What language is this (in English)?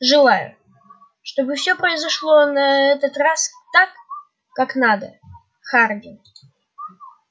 Russian